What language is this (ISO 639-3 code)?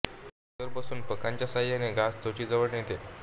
mar